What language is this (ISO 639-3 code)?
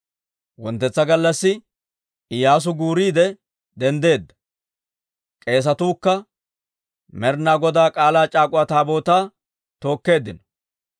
dwr